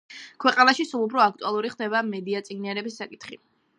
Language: Georgian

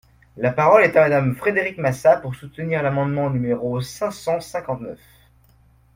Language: French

